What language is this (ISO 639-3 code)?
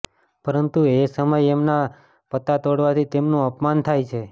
guj